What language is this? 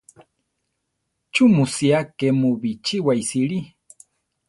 Central Tarahumara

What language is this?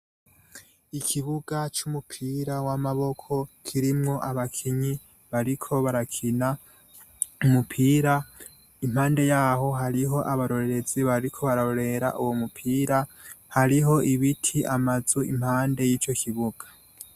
Rundi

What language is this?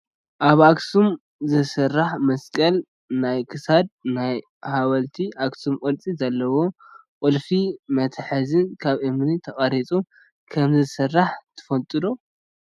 Tigrinya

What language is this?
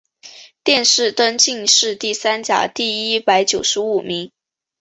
Chinese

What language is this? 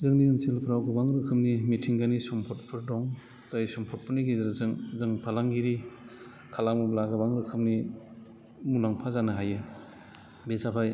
Bodo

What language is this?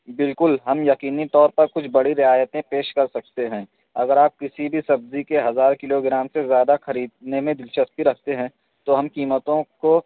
Urdu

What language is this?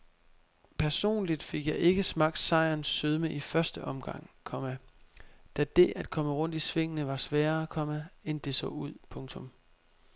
Danish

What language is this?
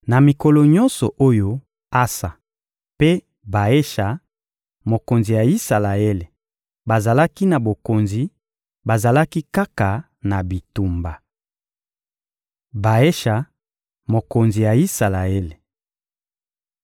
Lingala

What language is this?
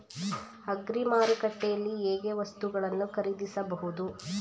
Kannada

